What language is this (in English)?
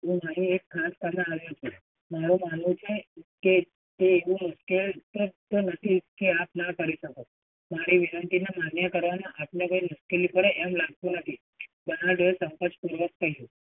Gujarati